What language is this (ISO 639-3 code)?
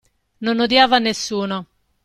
ita